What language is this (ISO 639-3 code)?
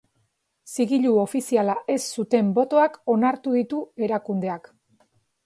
eus